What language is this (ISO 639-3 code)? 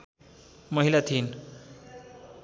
nep